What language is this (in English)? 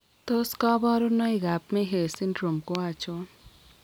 Kalenjin